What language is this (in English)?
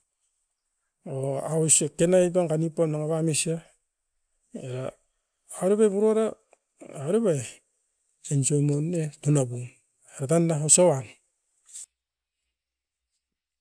Askopan